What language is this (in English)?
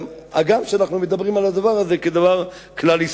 Hebrew